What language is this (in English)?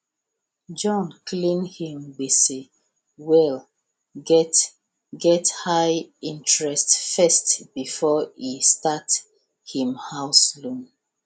Nigerian Pidgin